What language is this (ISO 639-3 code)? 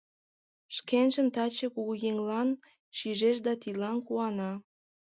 chm